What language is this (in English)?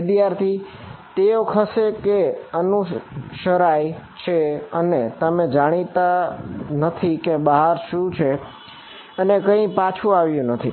Gujarati